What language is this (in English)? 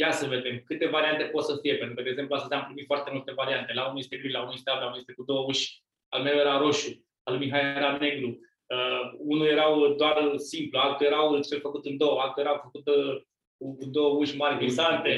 Romanian